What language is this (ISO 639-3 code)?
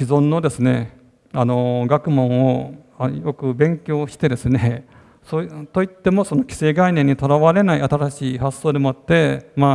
jpn